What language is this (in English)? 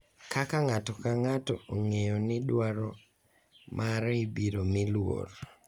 Luo (Kenya and Tanzania)